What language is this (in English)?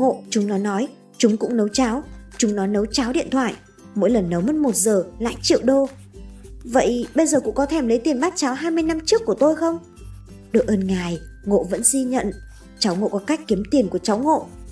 Vietnamese